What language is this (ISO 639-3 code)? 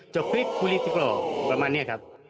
tha